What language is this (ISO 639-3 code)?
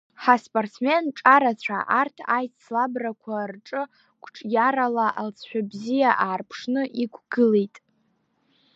abk